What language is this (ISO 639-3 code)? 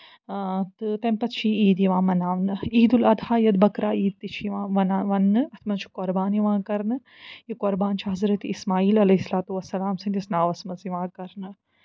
kas